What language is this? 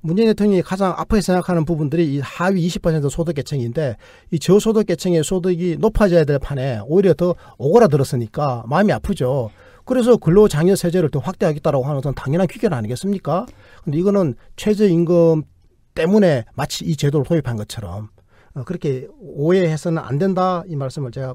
Korean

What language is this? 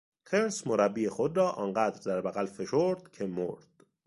Persian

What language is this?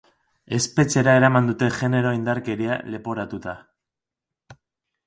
Basque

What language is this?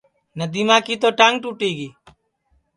Sansi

